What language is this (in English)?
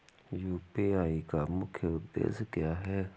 Hindi